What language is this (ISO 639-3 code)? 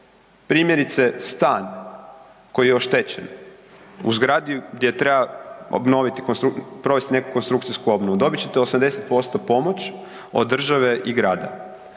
hrv